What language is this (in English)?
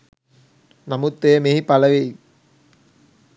Sinhala